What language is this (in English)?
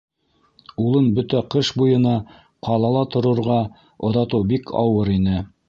Bashkir